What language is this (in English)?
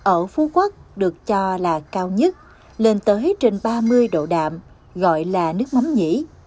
Vietnamese